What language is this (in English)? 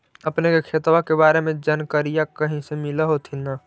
Magahi